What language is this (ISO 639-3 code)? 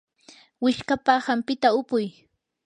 qur